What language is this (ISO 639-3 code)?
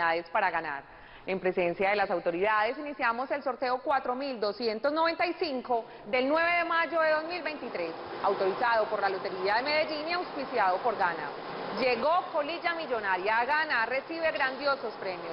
spa